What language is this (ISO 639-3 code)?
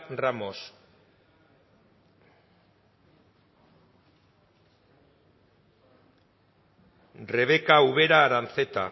eus